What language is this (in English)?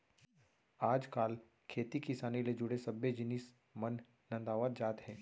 Chhattisgarhi